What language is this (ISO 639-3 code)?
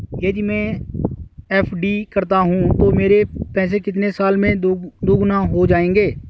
hin